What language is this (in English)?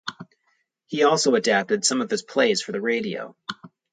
English